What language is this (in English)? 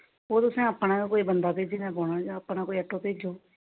Dogri